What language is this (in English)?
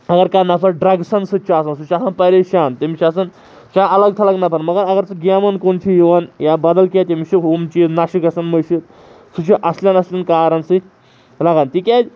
Kashmiri